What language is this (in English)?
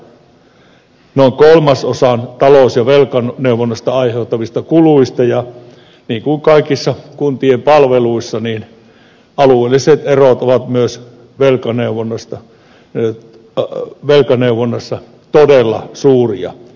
Finnish